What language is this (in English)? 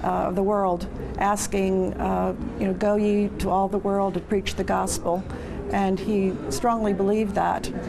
Korean